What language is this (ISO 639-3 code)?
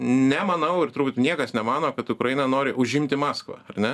lit